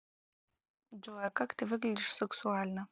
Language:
Russian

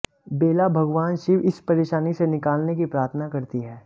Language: Hindi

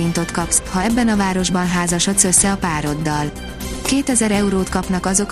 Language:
Hungarian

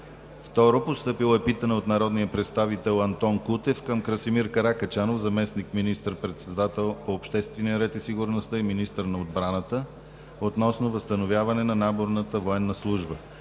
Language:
Bulgarian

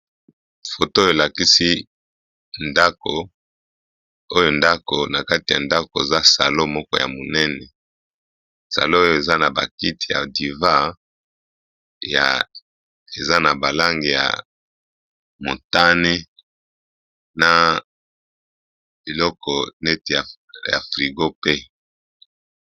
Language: Lingala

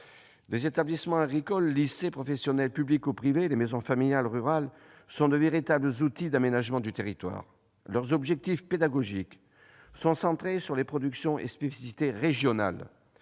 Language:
French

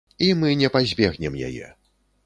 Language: Belarusian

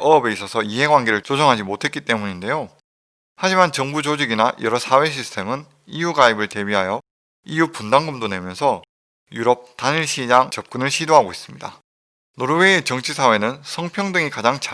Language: Korean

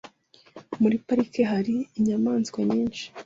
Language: Kinyarwanda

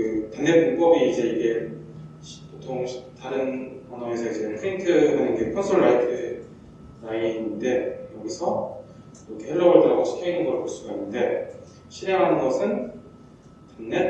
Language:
Korean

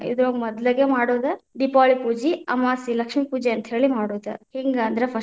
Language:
Kannada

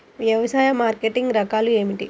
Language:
Telugu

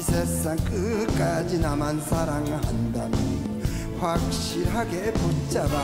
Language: Korean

